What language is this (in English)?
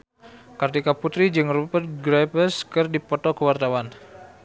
Sundanese